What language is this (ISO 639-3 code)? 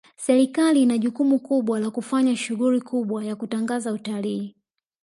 swa